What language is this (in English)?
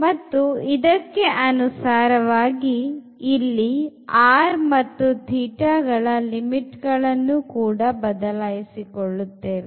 Kannada